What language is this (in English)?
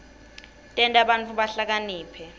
Swati